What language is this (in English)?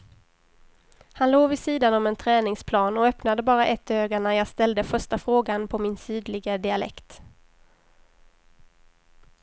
Swedish